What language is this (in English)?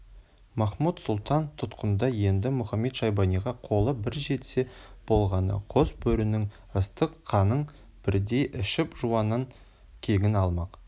Kazakh